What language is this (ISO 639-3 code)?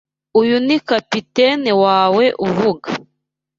kin